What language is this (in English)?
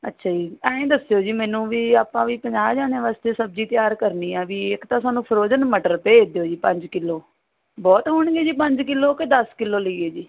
Punjabi